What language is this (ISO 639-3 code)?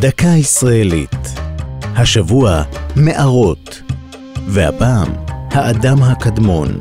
heb